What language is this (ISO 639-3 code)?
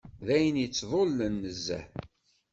kab